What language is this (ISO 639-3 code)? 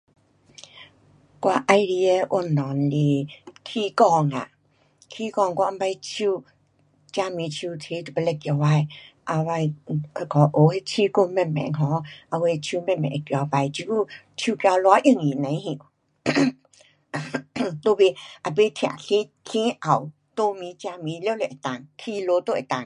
cpx